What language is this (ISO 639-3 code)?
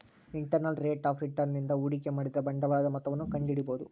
kan